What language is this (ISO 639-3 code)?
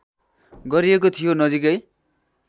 nep